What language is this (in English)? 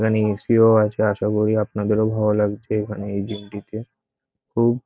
Bangla